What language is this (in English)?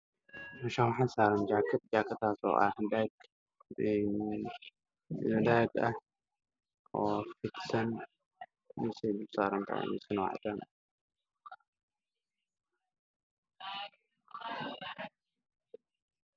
Somali